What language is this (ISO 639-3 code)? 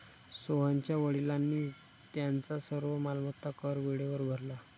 mar